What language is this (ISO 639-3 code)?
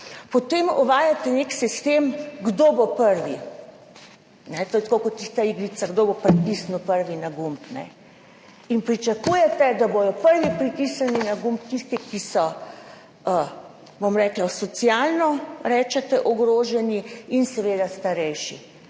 slv